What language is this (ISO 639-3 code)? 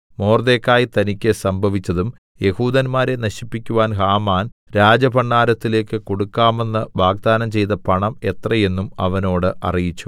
mal